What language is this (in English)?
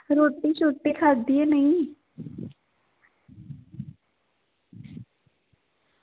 Dogri